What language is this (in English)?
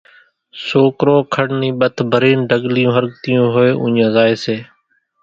Kachi Koli